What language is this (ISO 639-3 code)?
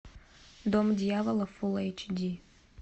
rus